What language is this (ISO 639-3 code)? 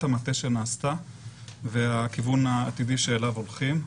heb